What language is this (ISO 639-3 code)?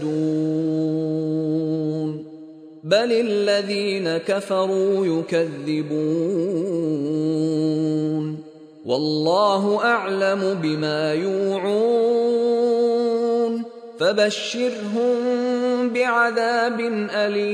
fil